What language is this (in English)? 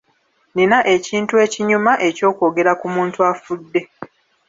Ganda